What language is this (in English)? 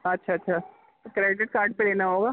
Urdu